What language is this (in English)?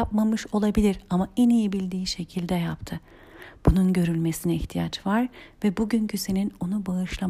Turkish